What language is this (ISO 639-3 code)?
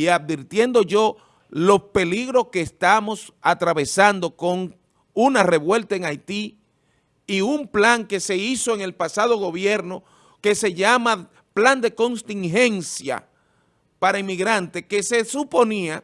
spa